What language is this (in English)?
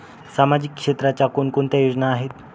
Marathi